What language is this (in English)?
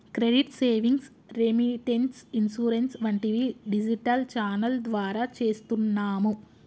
Telugu